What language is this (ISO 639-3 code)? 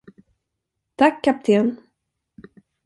swe